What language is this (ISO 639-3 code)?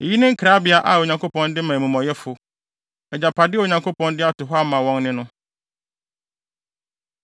aka